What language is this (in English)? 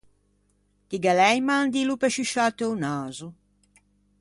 Ligurian